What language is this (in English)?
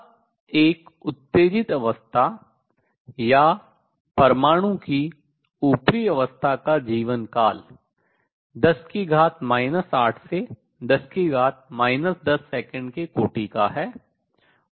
Hindi